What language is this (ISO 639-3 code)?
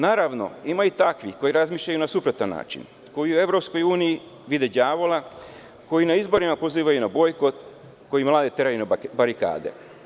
srp